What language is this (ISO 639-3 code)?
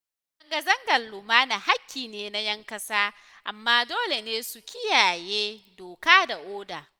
hau